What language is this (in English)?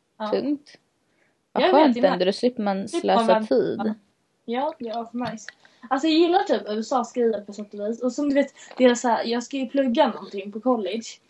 Swedish